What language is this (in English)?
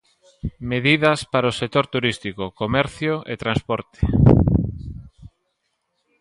Galician